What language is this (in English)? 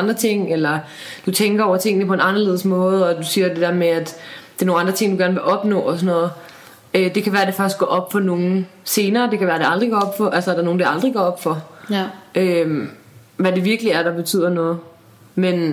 Danish